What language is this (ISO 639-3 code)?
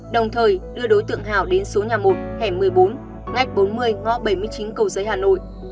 vie